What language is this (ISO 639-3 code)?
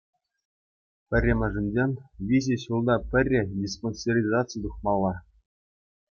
chv